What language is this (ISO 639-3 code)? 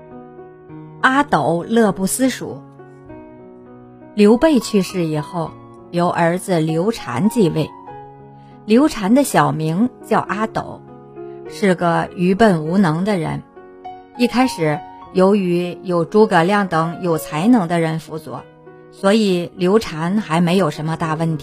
zho